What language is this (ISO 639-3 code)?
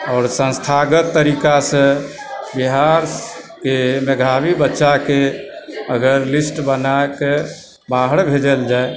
mai